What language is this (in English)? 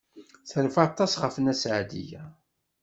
Kabyle